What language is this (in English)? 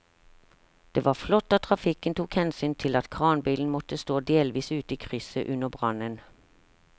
Norwegian